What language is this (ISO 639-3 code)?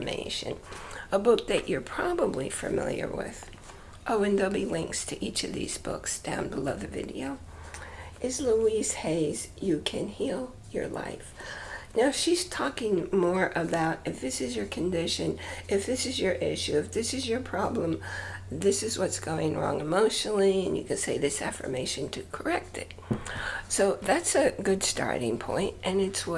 eng